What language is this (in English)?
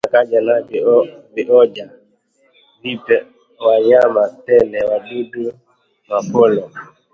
Swahili